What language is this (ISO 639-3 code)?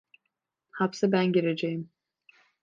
tur